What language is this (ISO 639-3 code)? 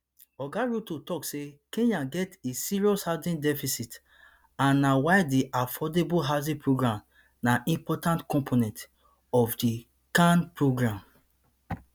pcm